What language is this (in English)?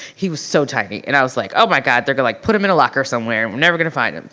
English